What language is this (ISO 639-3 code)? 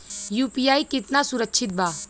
bho